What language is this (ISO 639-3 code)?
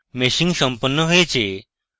ben